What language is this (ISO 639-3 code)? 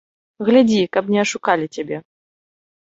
bel